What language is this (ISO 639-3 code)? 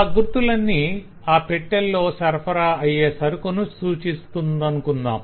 tel